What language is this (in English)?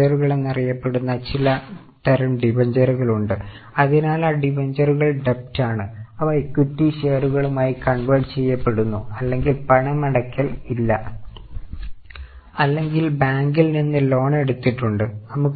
Malayalam